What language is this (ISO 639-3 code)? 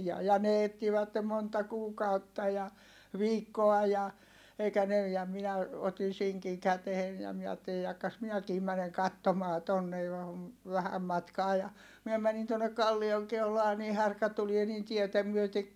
fin